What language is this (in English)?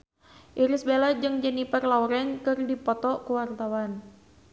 Sundanese